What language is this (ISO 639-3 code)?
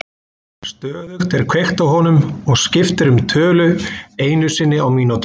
isl